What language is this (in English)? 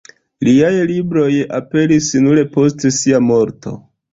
Esperanto